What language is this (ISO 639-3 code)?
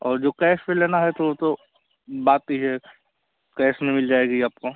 hin